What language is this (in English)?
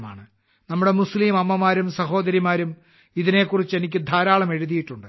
Malayalam